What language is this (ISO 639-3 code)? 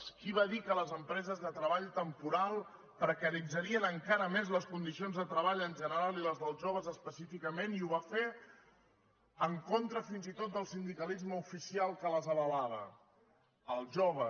cat